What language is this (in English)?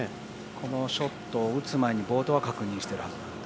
Japanese